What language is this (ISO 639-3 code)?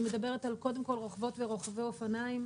heb